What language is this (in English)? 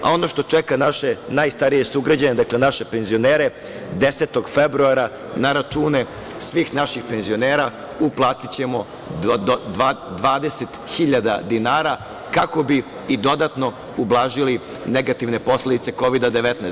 Serbian